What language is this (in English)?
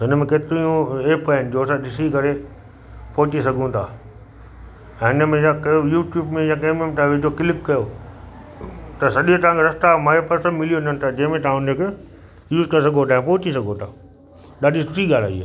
Sindhi